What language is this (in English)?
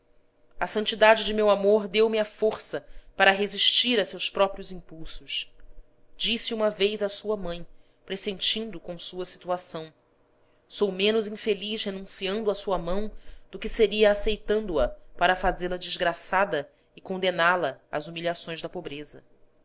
Portuguese